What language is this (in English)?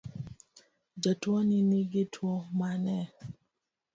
Luo (Kenya and Tanzania)